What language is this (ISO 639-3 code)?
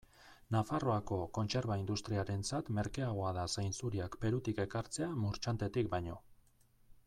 eus